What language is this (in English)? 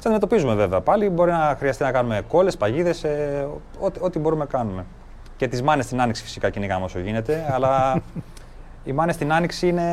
Greek